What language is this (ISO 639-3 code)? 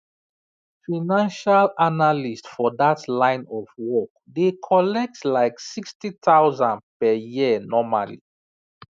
pcm